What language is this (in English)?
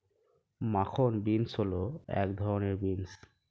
Bangla